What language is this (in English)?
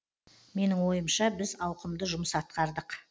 Kazakh